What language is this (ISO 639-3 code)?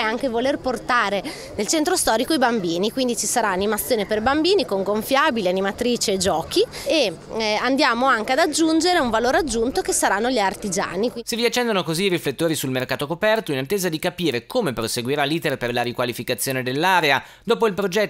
ita